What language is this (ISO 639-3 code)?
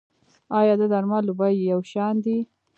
pus